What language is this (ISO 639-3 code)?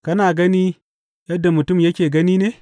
hau